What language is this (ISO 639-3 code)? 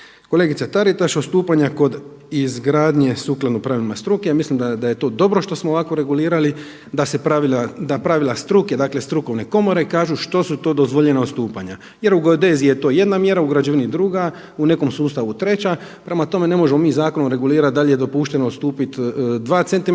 hrv